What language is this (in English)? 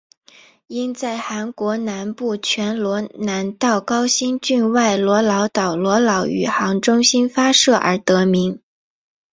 Chinese